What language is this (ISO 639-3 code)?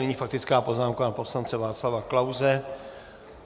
ces